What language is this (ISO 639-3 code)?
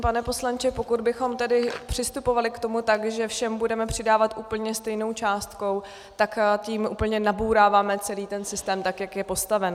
ces